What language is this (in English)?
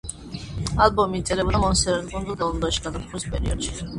Georgian